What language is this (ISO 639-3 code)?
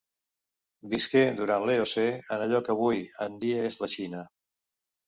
cat